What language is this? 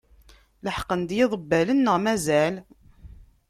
Kabyle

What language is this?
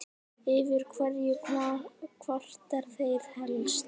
Icelandic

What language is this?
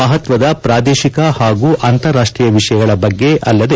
Kannada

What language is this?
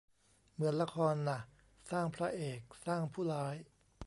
Thai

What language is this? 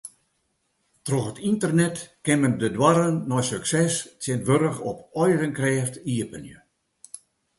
Western Frisian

